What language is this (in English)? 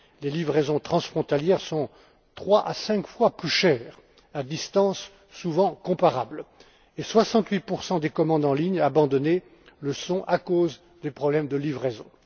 French